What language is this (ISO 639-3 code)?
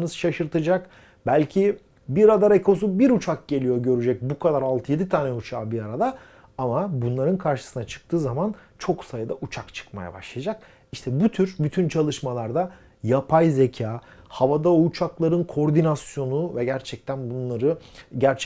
tur